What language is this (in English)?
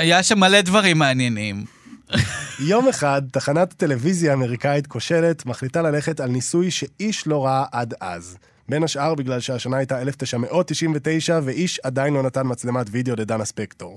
Hebrew